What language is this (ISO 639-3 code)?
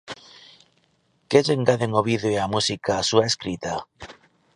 glg